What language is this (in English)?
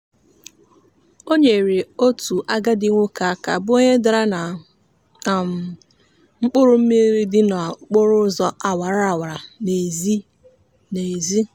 Igbo